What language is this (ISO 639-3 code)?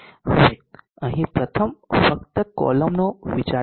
guj